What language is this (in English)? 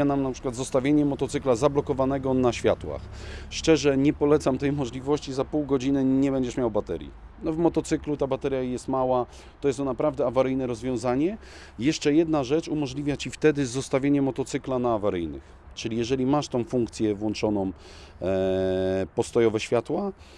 Polish